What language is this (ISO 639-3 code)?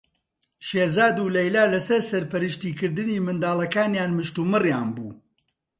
ckb